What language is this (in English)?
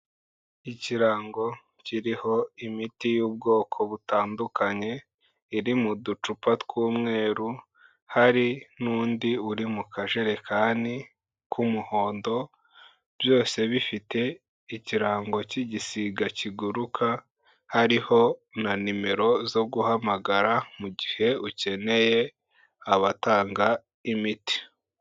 Kinyarwanda